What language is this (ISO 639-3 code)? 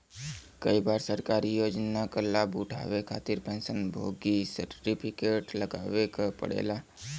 bho